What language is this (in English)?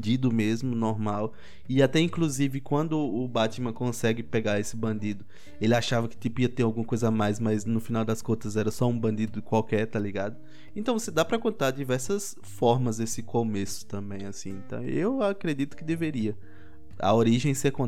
Portuguese